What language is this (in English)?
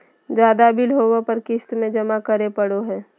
Magahi